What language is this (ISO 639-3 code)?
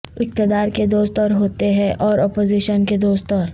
urd